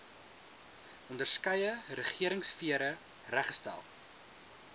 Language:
Afrikaans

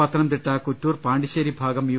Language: Malayalam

